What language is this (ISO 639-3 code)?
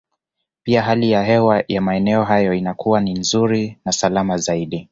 swa